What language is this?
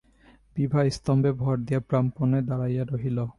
Bangla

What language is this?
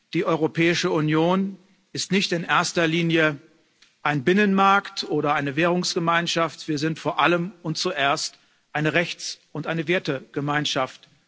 German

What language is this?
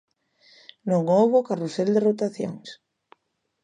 Galician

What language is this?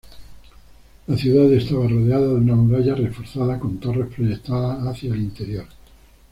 Spanish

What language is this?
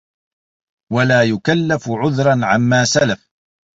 Arabic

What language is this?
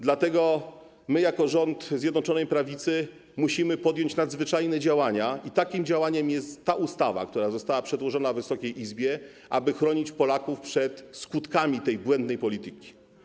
Polish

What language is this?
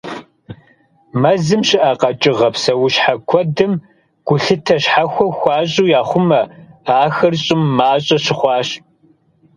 Kabardian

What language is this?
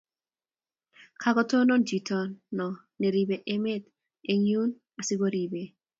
Kalenjin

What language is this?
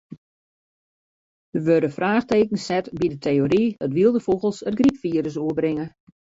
Western Frisian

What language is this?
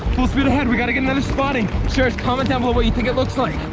English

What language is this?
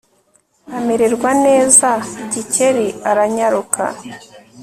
Kinyarwanda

